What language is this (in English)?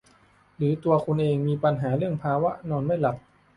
Thai